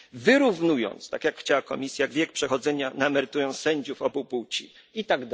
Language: Polish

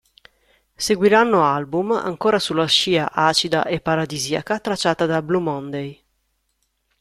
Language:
Italian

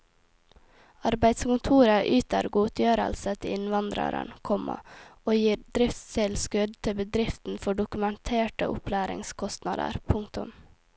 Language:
Norwegian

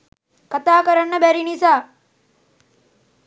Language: Sinhala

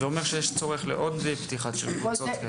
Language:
Hebrew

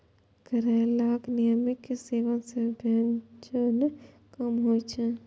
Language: Maithili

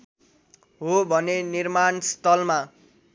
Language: Nepali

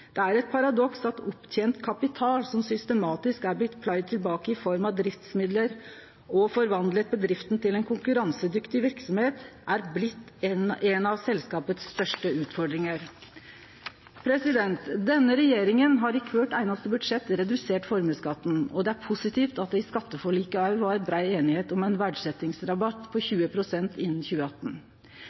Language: Norwegian Nynorsk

